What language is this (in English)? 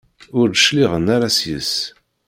Kabyle